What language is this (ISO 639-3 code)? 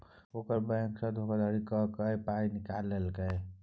mai